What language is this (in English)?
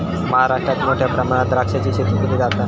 Marathi